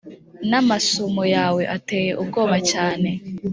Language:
Kinyarwanda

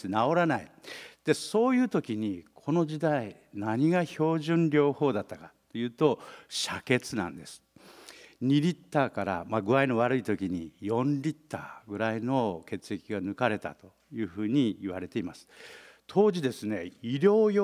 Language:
Japanese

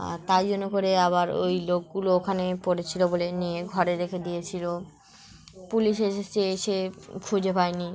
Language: Bangla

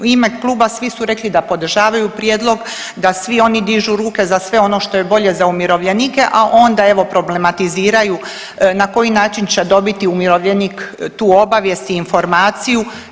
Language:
Croatian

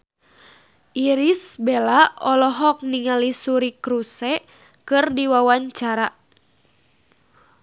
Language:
Sundanese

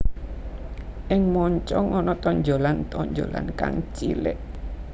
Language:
Javanese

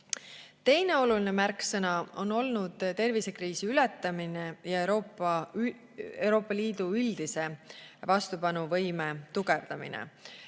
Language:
Estonian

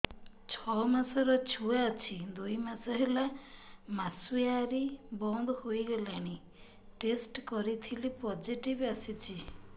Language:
Odia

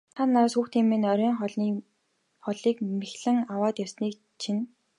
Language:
Mongolian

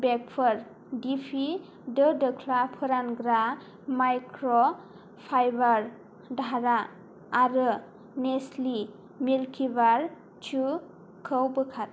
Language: Bodo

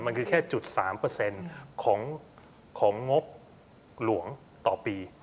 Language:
Thai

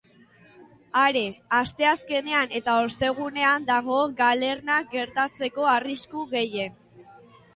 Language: Basque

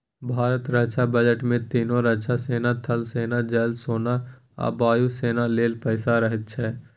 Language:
Maithili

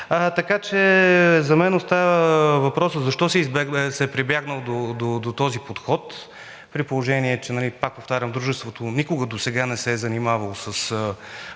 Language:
Bulgarian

